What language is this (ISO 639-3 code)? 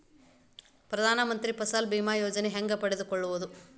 kan